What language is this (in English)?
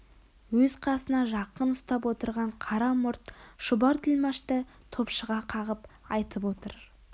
Kazakh